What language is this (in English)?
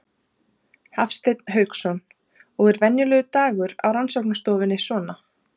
Icelandic